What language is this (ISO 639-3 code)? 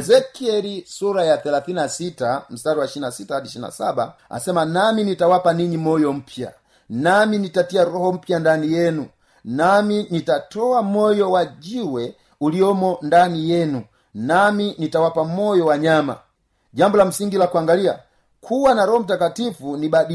swa